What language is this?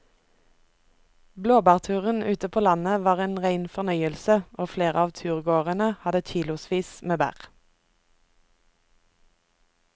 Norwegian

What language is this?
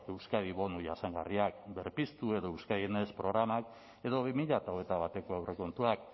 Basque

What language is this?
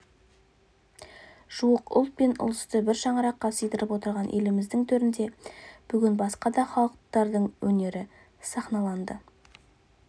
Kazakh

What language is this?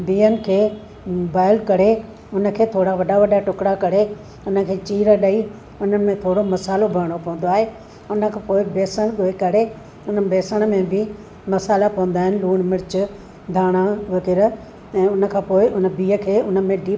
Sindhi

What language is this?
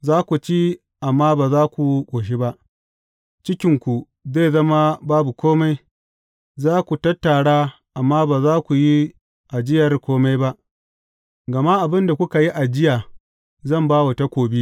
Hausa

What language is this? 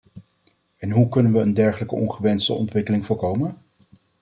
Dutch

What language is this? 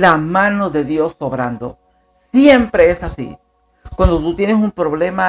Spanish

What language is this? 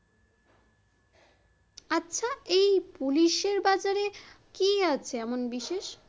Bangla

